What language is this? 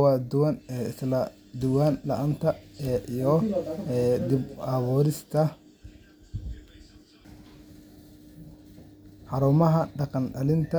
Somali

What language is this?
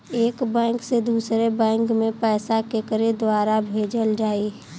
Bhojpuri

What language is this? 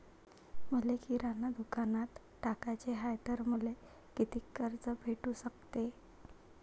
Marathi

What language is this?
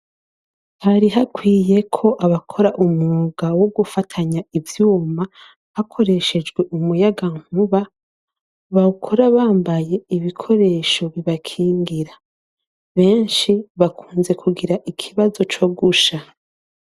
Rundi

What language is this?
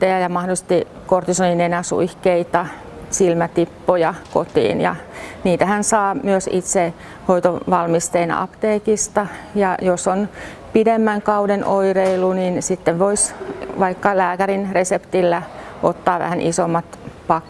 Finnish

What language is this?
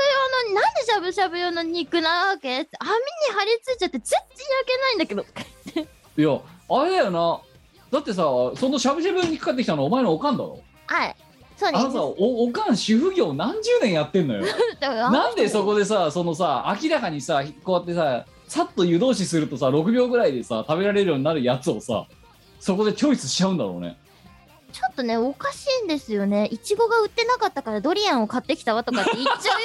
Japanese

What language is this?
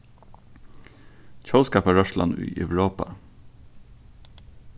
Faroese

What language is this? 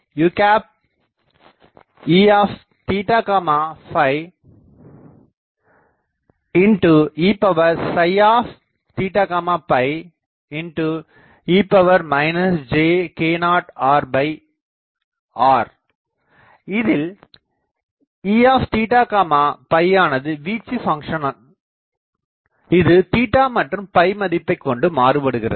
Tamil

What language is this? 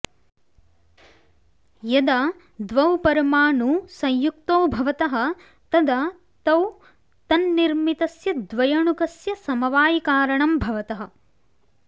Sanskrit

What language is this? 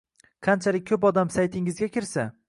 Uzbek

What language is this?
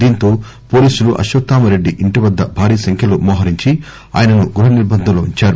Telugu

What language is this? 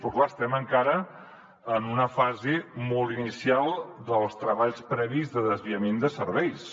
Catalan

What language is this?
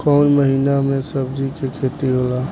Bhojpuri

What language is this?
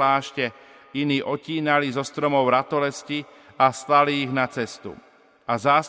Slovak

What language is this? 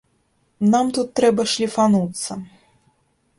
Belarusian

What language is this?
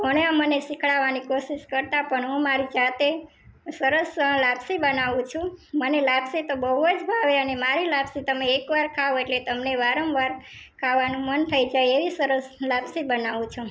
Gujarati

